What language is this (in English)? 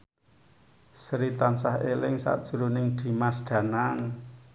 Javanese